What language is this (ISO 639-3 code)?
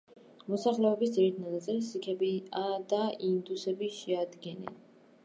kat